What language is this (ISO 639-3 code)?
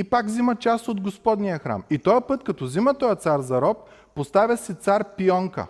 bul